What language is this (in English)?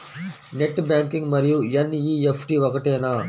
Telugu